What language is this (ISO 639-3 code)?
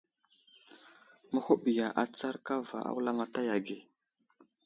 udl